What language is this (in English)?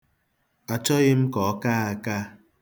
Igbo